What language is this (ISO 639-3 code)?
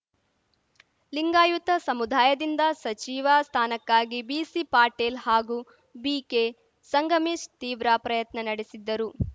kan